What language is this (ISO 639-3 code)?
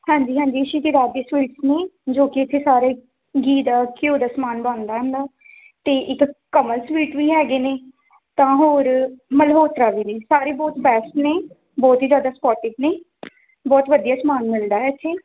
pan